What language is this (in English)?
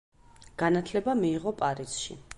Georgian